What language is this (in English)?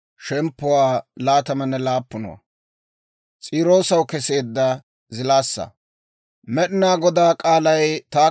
Dawro